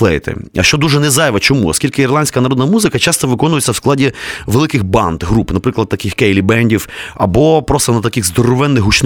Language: Ukrainian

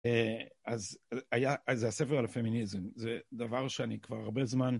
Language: Hebrew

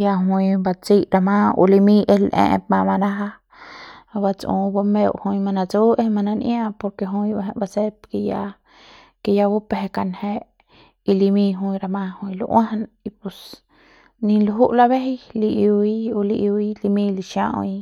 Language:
Central Pame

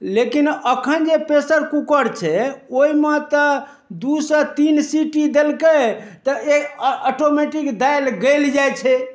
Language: Maithili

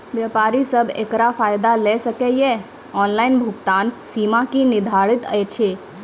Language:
Maithili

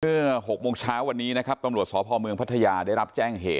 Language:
Thai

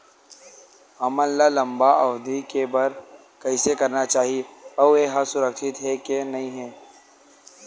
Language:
Chhattisgarhi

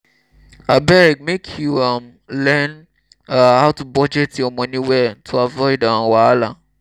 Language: Nigerian Pidgin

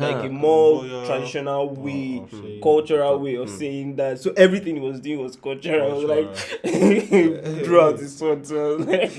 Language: Turkish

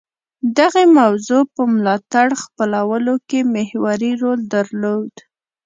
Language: Pashto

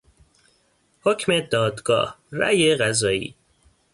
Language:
Persian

